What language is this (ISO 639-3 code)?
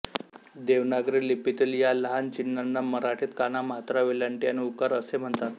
mar